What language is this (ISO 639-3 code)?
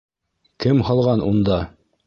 bak